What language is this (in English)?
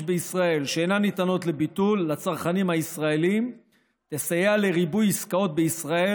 Hebrew